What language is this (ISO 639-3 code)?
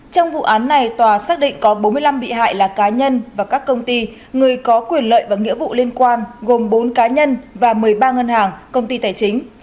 vie